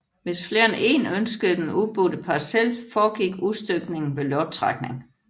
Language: Danish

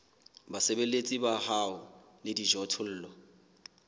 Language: Southern Sotho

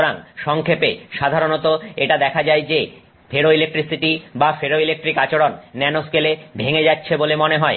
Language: Bangla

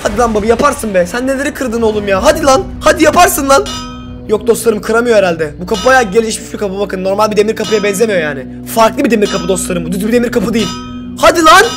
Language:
Turkish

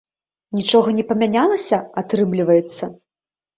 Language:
Belarusian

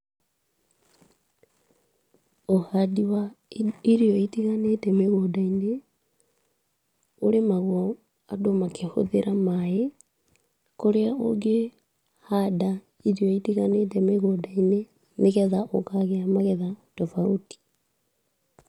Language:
Kikuyu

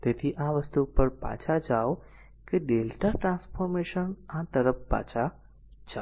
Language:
Gujarati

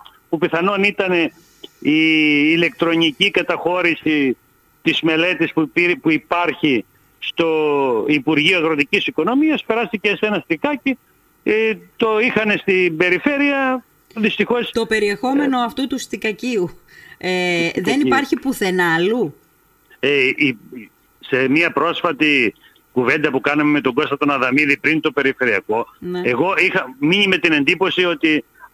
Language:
Greek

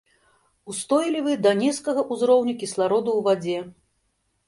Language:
Belarusian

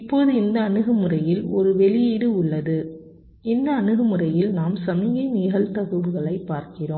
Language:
Tamil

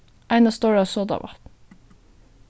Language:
Faroese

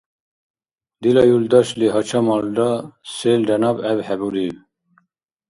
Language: Dargwa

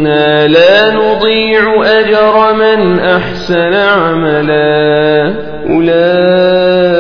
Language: Arabic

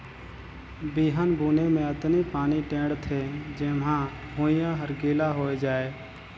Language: Chhattisgarhi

